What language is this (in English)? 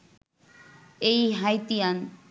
Bangla